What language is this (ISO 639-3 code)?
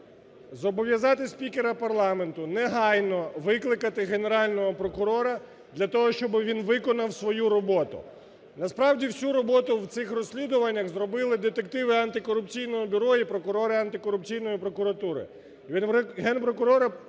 ukr